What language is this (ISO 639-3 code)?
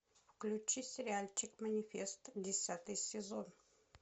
rus